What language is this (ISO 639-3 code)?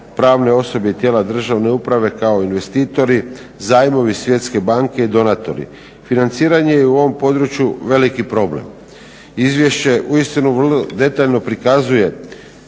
hrv